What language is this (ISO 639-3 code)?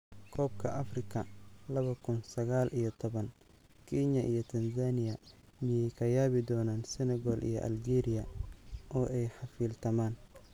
som